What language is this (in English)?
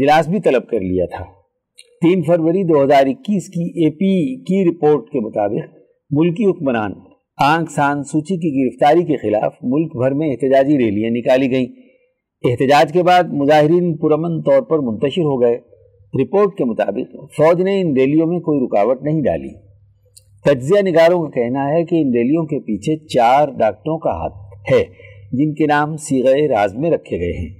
Urdu